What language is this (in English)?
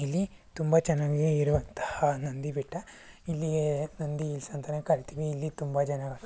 Kannada